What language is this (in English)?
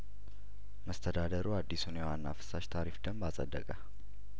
Amharic